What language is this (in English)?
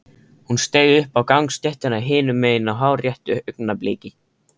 Icelandic